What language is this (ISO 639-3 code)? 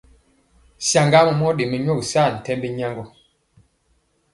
mcx